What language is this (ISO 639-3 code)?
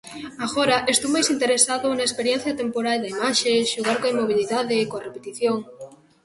glg